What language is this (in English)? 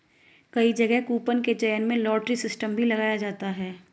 Hindi